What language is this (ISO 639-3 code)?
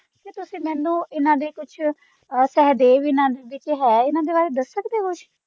pan